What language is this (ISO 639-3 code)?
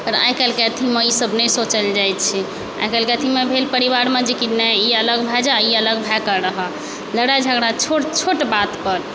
mai